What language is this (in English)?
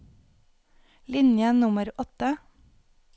Norwegian